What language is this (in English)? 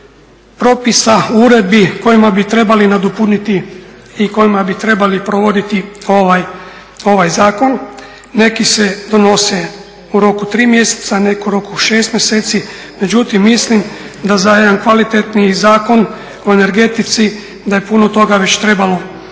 Croatian